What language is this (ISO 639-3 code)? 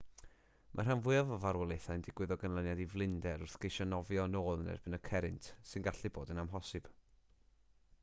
cym